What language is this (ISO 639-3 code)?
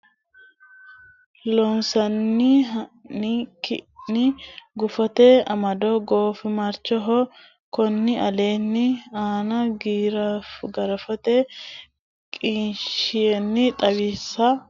sid